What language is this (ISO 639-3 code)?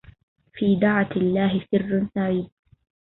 ara